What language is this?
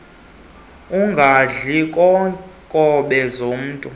Xhosa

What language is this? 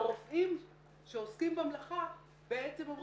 Hebrew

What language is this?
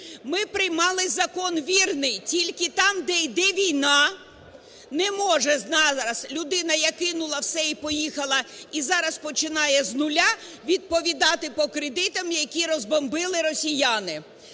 Ukrainian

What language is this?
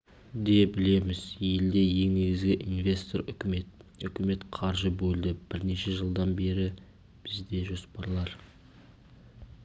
Kazakh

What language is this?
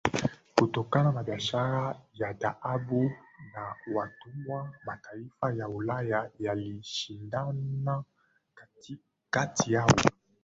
Swahili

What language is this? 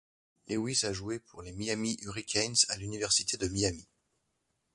French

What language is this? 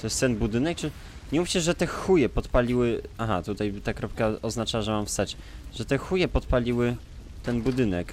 Polish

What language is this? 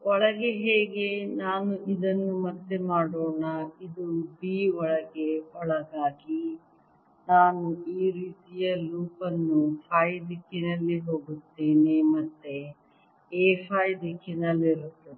Kannada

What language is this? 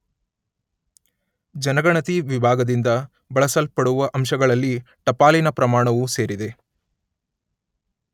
Kannada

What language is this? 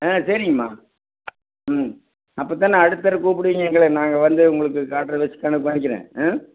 Tamil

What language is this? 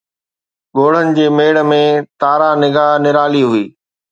Sindhi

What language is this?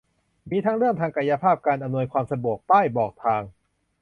Thai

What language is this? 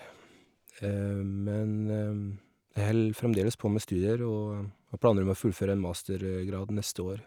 Norwegian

